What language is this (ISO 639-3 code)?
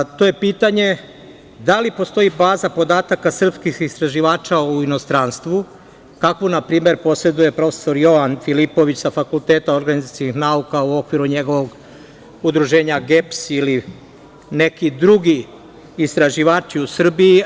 srp